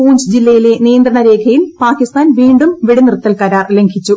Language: Malayalam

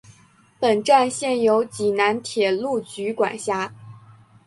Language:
Chinese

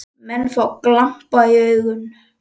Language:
Icelandic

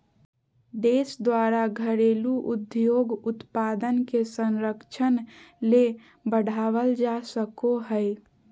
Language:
Magahi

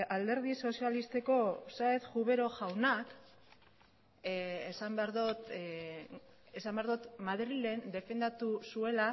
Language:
Basque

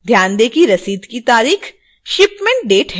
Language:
Hindi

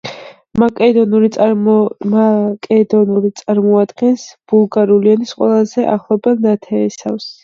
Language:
Georgian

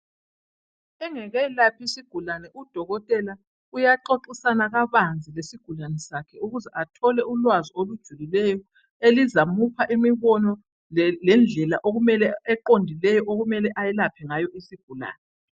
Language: North Ndebele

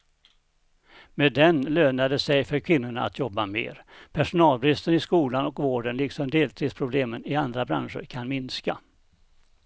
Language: Swedish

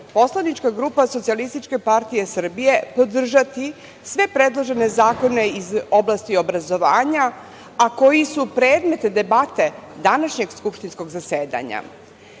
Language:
Serbian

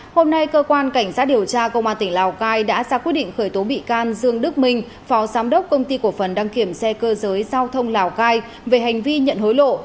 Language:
Vietnamese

